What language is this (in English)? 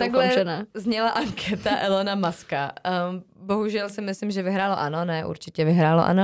Czech